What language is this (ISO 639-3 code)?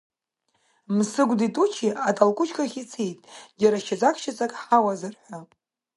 abk